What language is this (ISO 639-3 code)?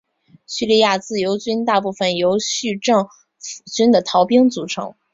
zho